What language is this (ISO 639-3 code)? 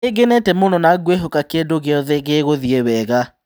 kik